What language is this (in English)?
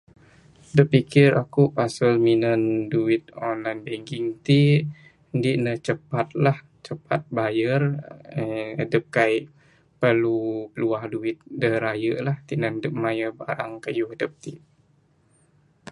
Bukar-Sadung Bidayuh